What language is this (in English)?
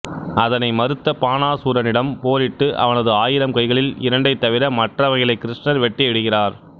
Tamil